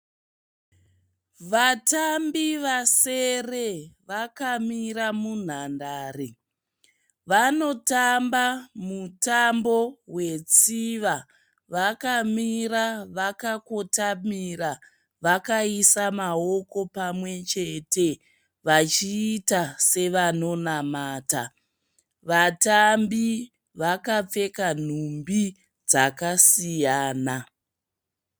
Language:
Shona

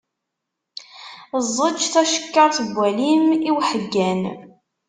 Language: Kabyle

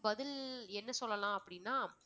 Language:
Tamil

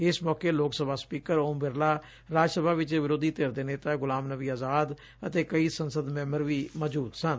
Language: Punjabi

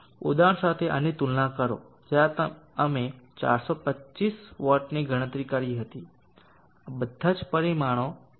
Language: Gujarati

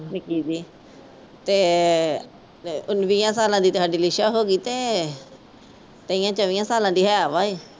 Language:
Punjabi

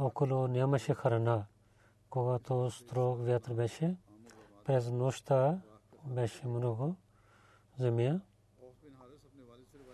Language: Bulgarian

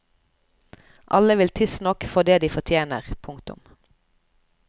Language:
Norwegian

